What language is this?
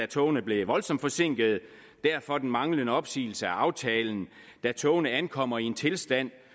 Danish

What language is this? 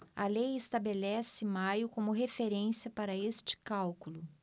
Portuguese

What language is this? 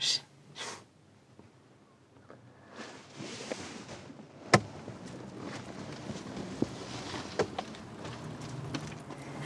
Bulgarian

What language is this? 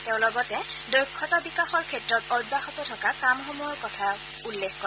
Assamese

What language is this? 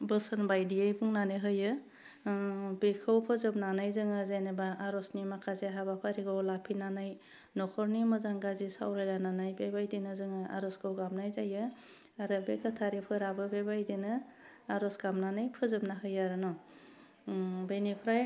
Bodo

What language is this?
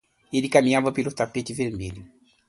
Portuguese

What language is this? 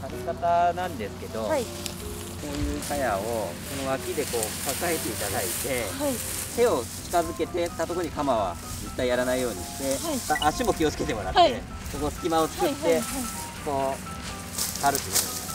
Japanese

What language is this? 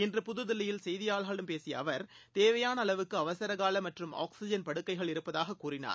Tamil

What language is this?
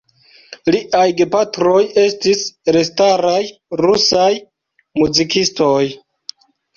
Esperanto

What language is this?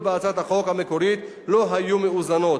Hebrew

